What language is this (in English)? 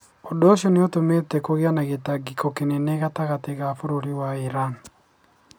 Kikuyu